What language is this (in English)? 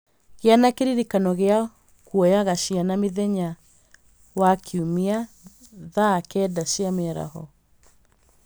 Kikuyu